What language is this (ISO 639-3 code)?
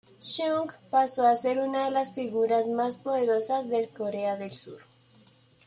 spa